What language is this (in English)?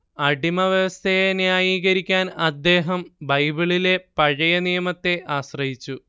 Malayalam